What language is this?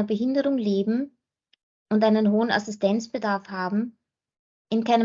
German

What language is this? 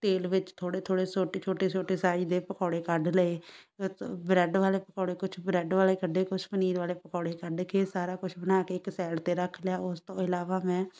Punjabi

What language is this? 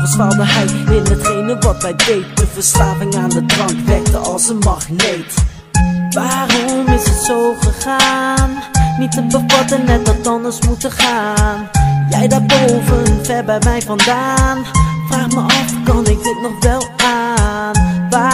Dutch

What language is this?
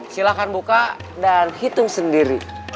Indonesian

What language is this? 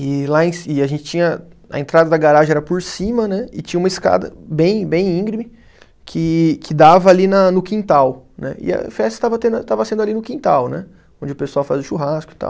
Portuguese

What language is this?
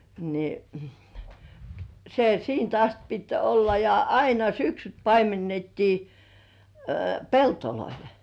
Finnish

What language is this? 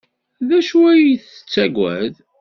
Kabyle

